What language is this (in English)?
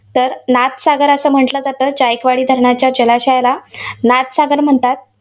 Marathi